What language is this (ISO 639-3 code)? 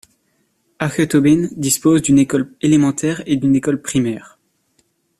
fra